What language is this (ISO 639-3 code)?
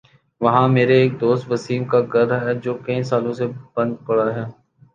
urd